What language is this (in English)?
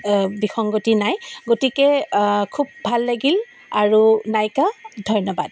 Assamese